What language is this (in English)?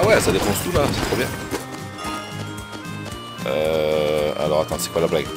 French